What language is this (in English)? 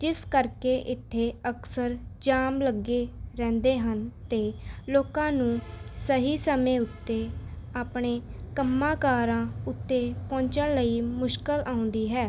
Punjabi